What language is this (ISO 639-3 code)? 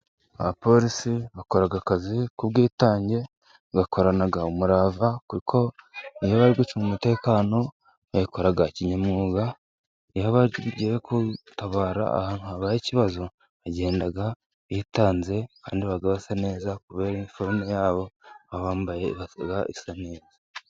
kin